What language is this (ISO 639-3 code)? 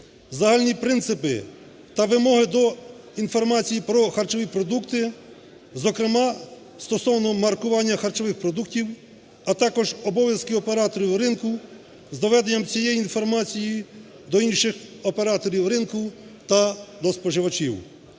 ukr